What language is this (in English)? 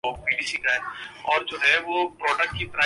Urdu